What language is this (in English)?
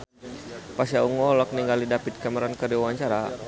Sundanese